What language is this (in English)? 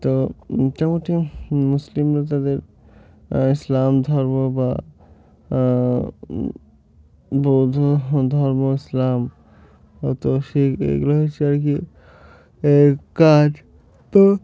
Bangla